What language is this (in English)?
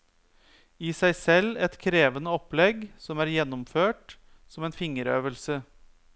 Norwegian